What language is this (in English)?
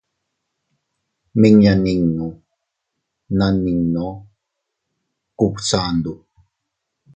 Teutila Cuicatec